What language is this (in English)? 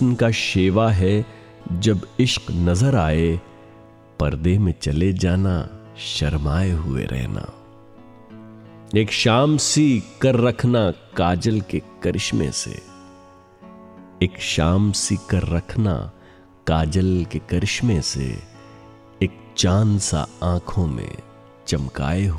Urdu